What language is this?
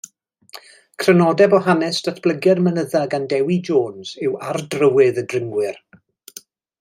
Welsh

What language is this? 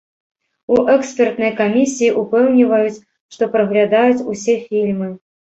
Belarusian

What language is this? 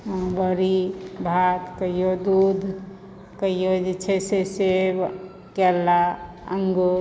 Maithili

